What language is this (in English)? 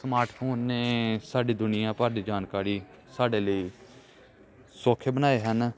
Punjabi